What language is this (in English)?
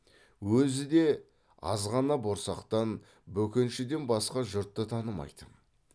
Kazakh